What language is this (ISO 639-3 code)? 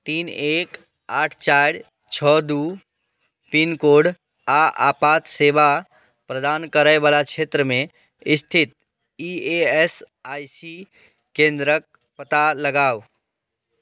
mai